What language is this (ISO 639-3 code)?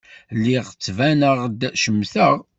kab